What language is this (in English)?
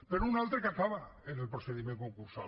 Catalan